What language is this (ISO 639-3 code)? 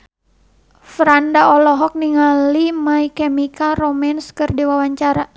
sun